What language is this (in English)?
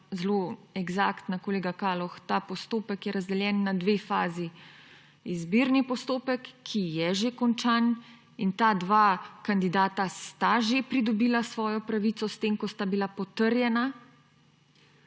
Slovenian